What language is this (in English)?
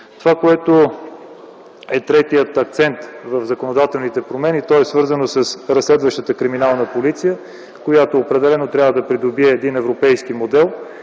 Bulgarian